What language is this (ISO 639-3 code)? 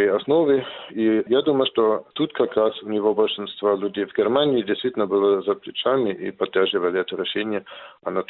rus